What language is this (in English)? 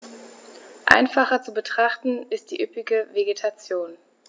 German